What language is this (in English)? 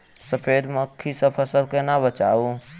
Maithili